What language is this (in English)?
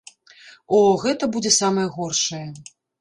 Belarusian